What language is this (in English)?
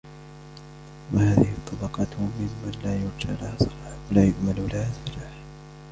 Arabic